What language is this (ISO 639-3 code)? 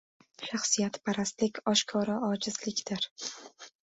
uzb